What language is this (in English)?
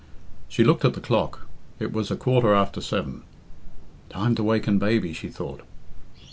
English